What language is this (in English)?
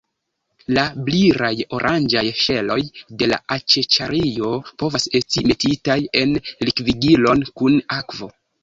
Esperanto